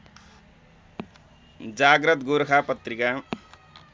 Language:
Nepali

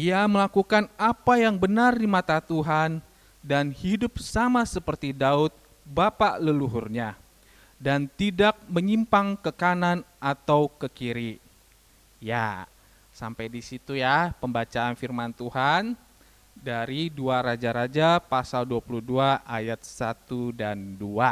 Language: Indonesian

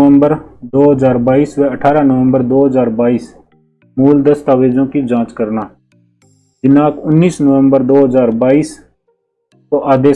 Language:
Hindi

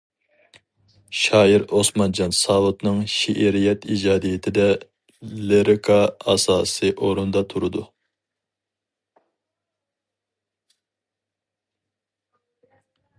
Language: Uyghur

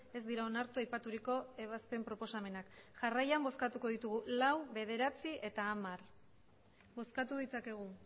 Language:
Basque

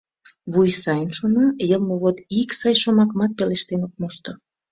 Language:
Mari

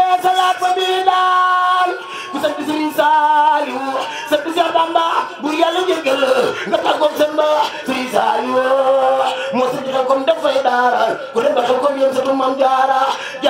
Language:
Dutch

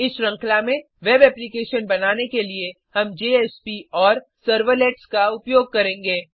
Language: Hindi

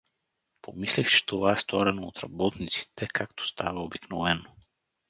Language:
Bulgarian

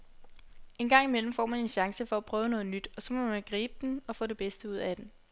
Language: Danish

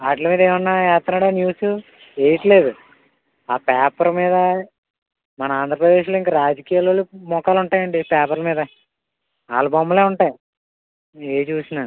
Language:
Telugu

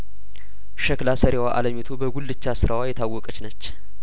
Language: Amharic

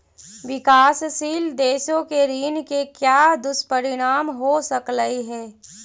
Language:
Magahi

